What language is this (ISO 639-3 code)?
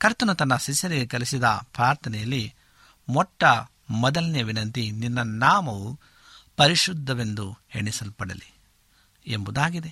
kan